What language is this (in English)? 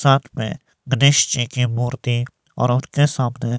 Hindi